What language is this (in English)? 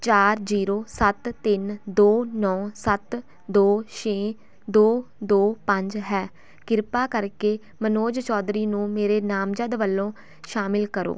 Punjabi